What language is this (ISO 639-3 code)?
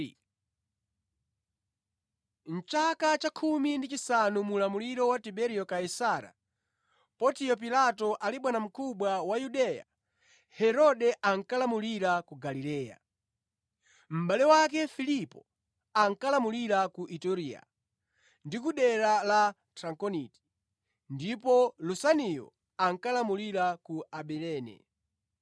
nya